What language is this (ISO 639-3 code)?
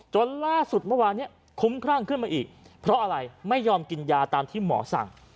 tha